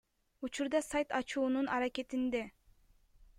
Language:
Kyrgyz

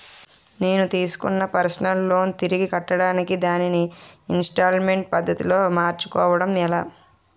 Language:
Telugu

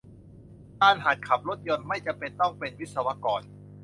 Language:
Thai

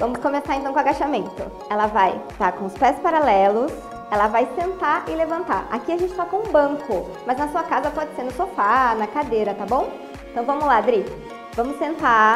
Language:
Portuguese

